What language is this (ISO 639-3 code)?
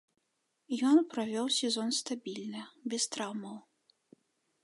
bel